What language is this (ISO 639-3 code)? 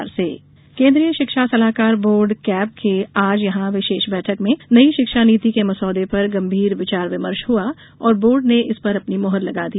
hin